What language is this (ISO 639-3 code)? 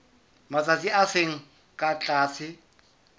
sot